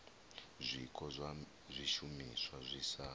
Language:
Venda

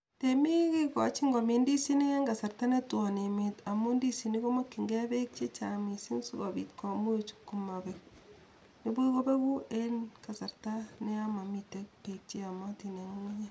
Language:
Kalenjin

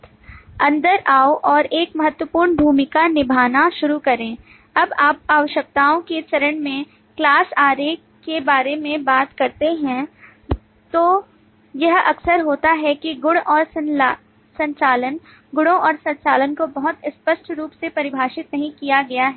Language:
Hindi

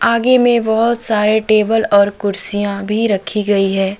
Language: Hindi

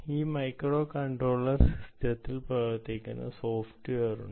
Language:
Malayalam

